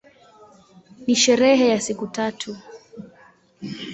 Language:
Swahili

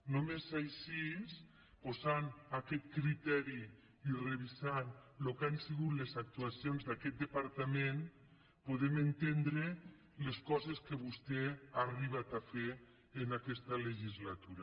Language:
Catalan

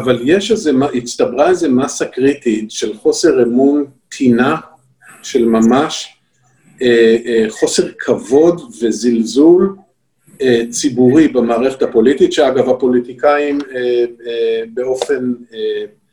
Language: Hebrew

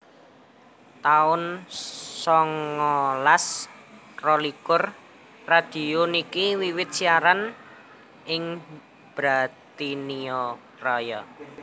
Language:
Javanese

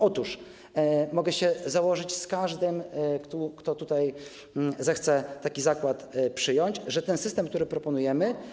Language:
Polish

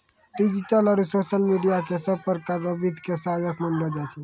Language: Maithili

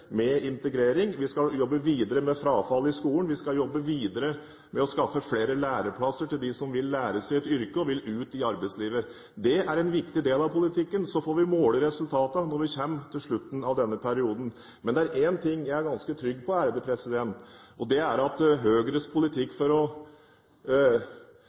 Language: Norwegian Bokmål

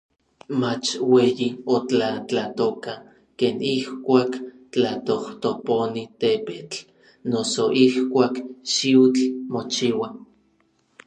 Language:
Orizaba Nahuatl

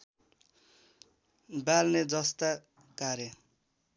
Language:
Nepali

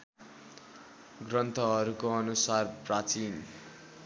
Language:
Nepali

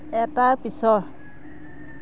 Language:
Assamese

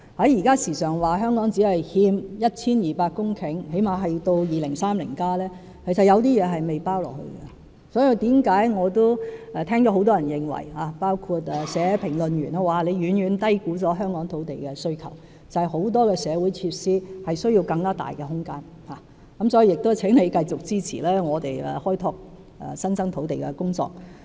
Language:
Cantonese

